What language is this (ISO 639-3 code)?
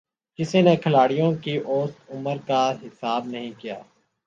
urd